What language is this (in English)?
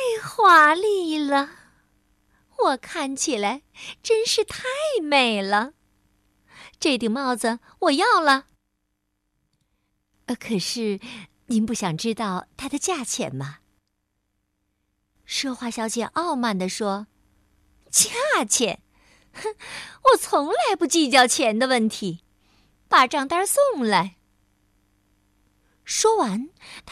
Chinese